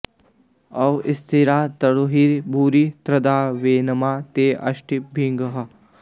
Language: Sanskrit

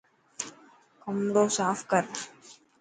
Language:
Dhatki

